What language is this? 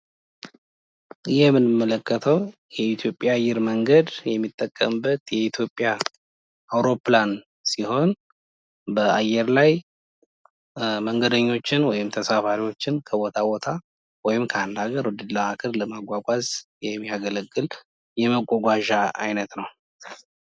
Amharic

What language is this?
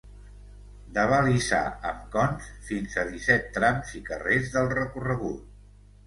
Catalan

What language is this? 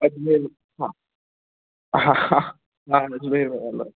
Sindhi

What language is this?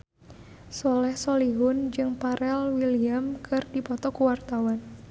Sundanese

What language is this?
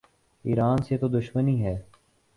Urdu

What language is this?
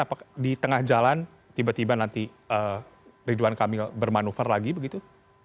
Indonesian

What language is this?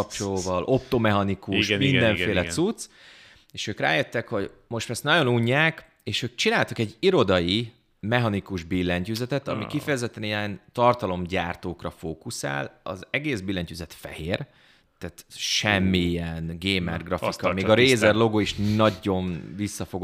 Hungarian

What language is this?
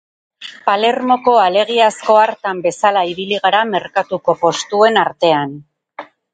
Basque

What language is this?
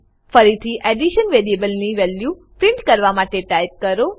Gujarati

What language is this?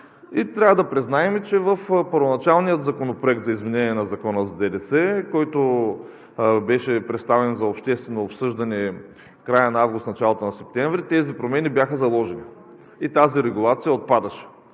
Bulgarian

